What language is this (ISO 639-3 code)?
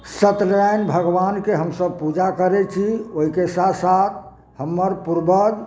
mai